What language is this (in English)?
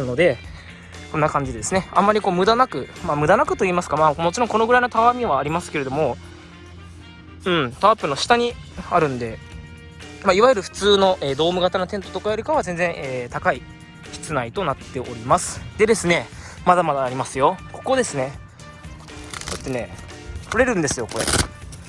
Japanese